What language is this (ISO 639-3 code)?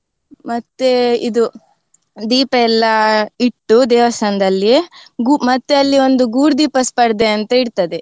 kan